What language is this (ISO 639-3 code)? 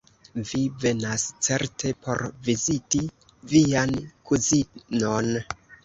epo